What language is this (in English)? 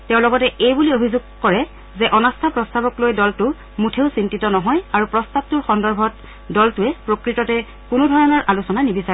Assamese